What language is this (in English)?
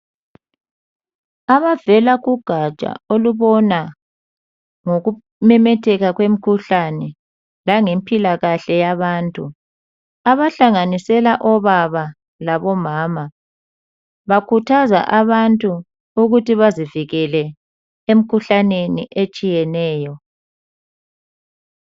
North Ndebele